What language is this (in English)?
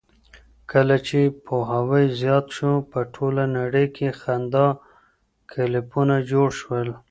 Pashto